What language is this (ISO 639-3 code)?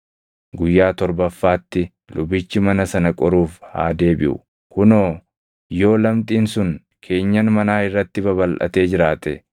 orm